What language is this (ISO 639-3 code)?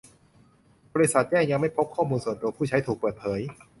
tha